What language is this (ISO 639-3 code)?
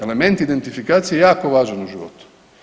hrv